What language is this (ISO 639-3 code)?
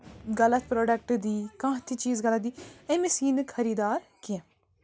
kas